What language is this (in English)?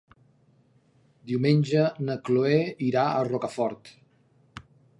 Catalan